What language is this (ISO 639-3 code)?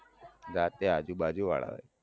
guj